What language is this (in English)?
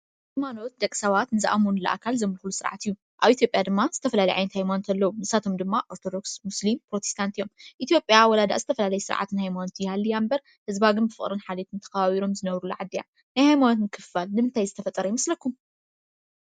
Tigrinya